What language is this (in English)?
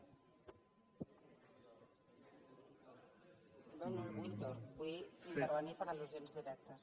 Catalan